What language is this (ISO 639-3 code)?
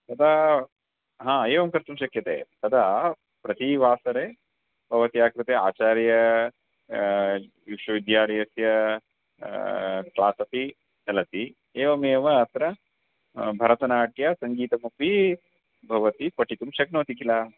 san